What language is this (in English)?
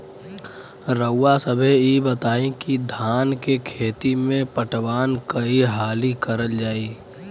Bhojpuri